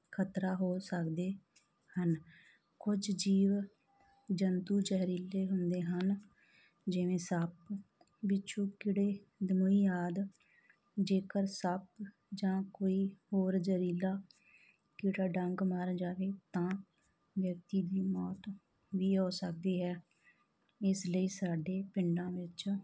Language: Punjabi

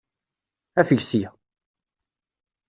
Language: Kabyle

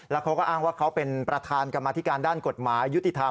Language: Thai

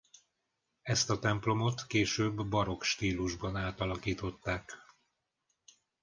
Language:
Hungarian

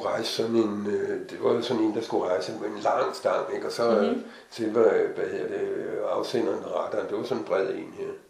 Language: Danish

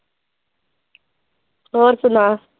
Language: Punjabi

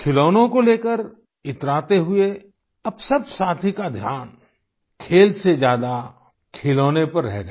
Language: Hindi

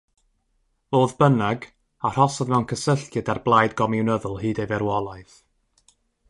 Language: Welsh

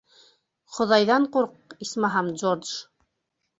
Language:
Bashkir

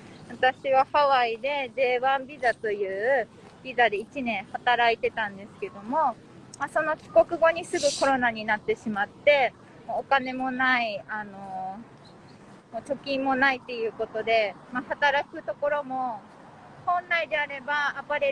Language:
Japanese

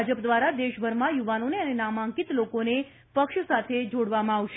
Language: Gujarati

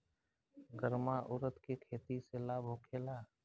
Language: Bhojpuri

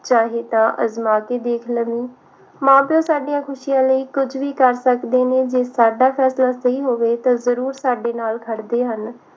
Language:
Punjabi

